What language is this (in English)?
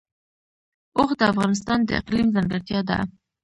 Pashto